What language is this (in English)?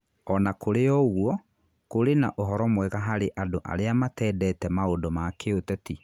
Kikuyu